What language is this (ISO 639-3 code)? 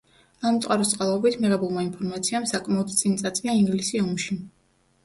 kat